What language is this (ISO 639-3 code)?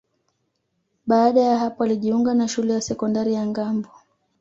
swa